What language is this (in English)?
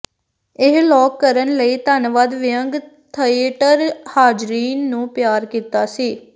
Punjabi